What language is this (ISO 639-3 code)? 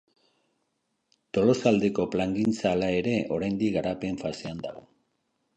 eus